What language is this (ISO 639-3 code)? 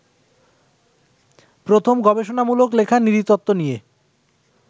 ben